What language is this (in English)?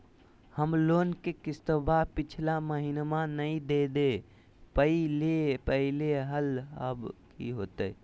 Magahi